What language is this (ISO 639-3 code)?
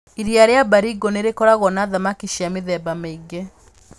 kik